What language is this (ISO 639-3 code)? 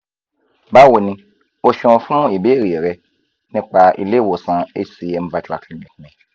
yor